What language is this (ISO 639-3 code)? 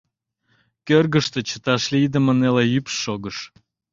chm